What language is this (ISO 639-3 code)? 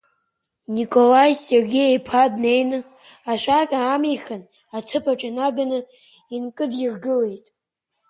abk